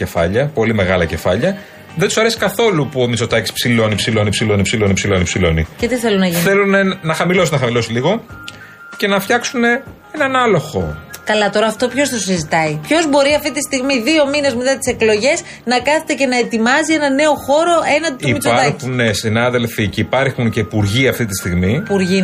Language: Greek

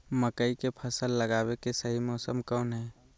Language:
Magahi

